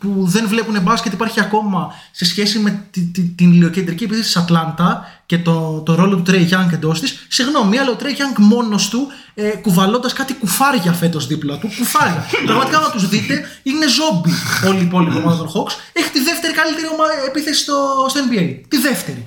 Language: Greek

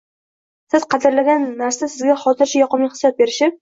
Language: Uzbek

